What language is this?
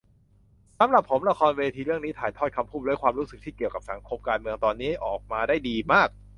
Thai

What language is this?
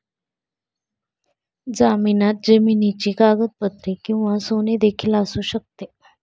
Marathi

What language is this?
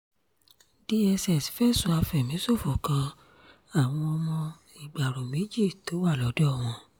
Yoruba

